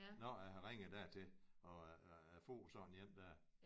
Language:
Danish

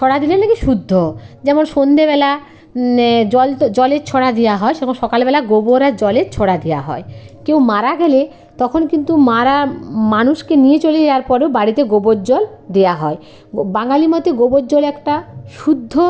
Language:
Bangla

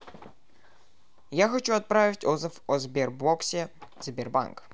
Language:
Russian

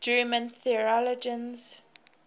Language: English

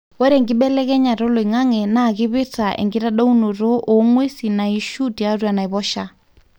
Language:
Masai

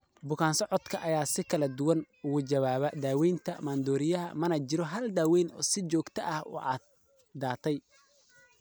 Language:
Somali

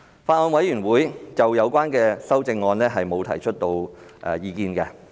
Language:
Cantonese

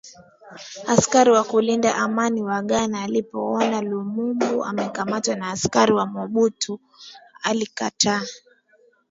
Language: Swahili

